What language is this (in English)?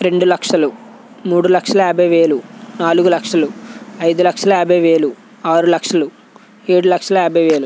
Telugu